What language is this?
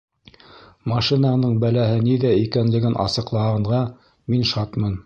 Bashkir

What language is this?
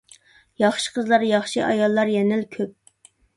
Uyghur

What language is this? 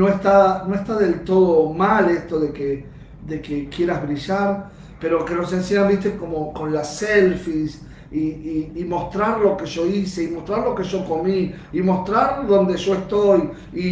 Spanish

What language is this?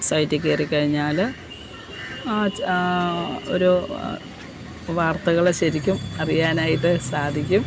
Malayalam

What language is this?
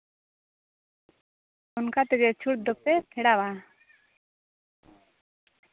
Santali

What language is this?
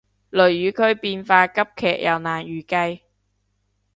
Cantonese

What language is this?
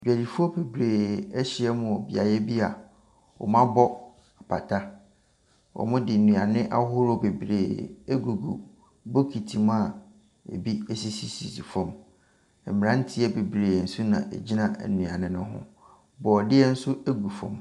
Akan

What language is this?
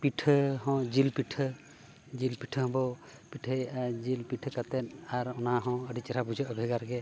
Santali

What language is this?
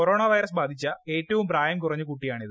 Malayalam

